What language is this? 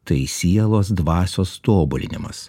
Lithuanian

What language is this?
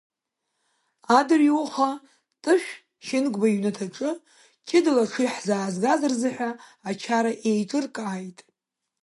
Abkhazian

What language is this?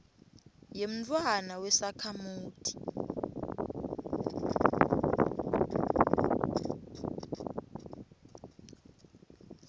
Swati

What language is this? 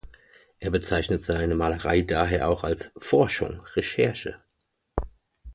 German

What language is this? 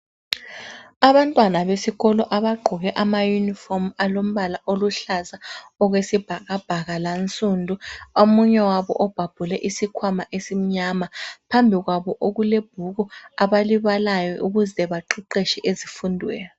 North Ndebele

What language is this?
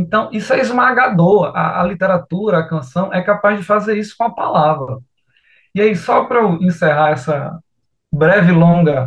Portuguese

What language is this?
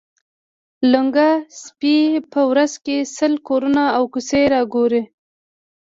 Pashto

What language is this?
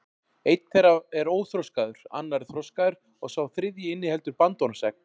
Icelandic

